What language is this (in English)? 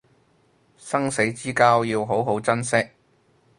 Cantonese